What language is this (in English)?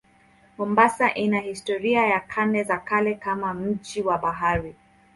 Swahili